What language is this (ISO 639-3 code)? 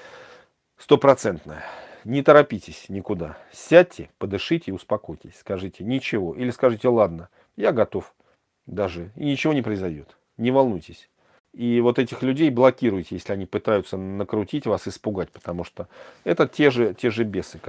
rus